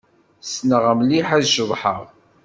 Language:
Kabyle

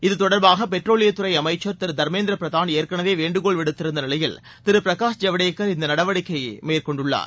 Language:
Tamil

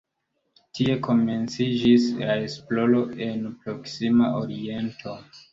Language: Esperanto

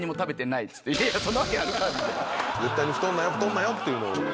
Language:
Japanese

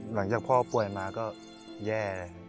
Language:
Thai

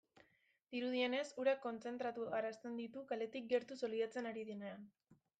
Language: Basque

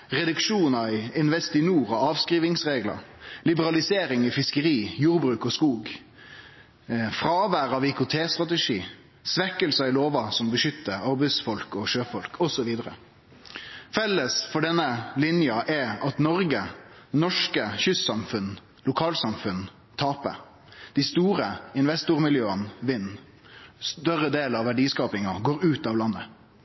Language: Norwegian Nynorsk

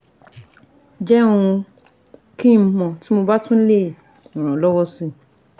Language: Yoruba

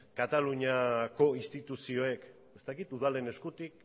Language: Basque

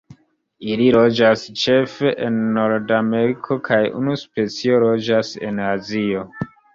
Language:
Esperanto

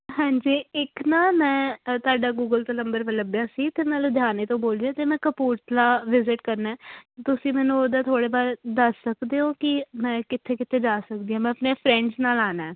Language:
Punjabi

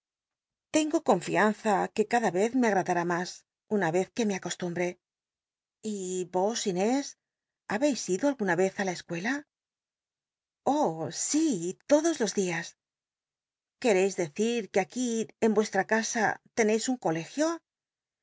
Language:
Spanish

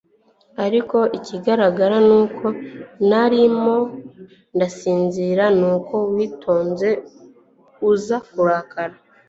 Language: Kinyarwanda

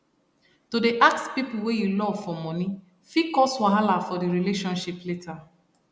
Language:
Nigerian Pidgin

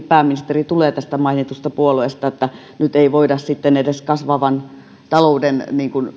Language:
Finnish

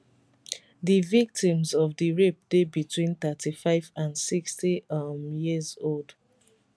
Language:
Nigerian Pidgin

